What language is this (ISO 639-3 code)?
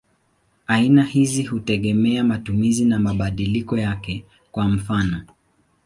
swa